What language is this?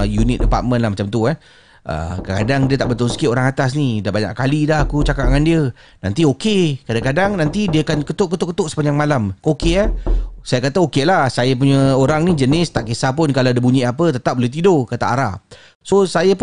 Malay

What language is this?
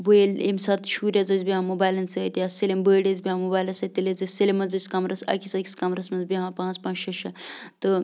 Kashmiri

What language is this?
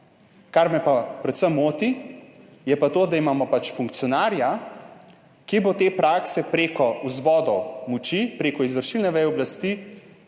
Slovenian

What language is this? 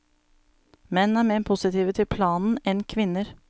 Norwegian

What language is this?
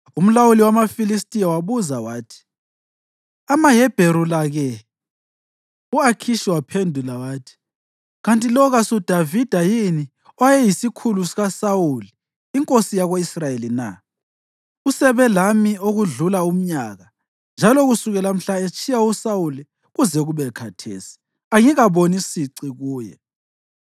North Ndebele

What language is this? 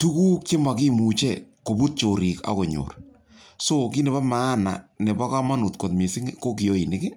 Kalenjin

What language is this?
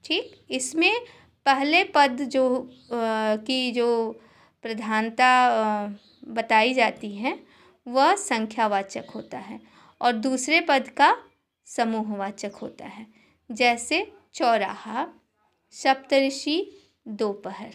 Hindi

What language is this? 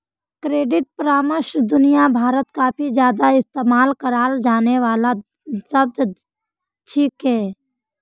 Magahi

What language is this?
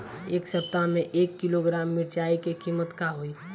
Bhojpuri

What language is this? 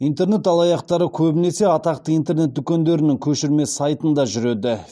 Kazakh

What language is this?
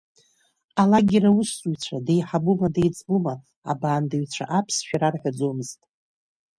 Abkhazian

